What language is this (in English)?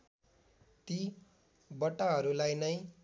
Nepali